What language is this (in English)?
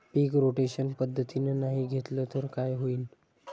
Marathi